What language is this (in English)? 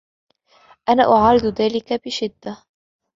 Arabic